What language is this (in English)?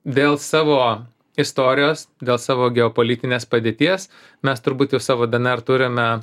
Lithuanian